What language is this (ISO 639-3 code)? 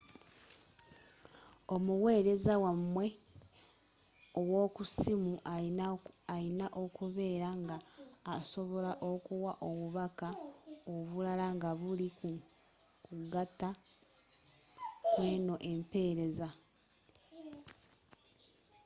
lug